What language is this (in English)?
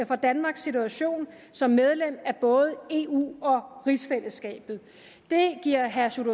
Danish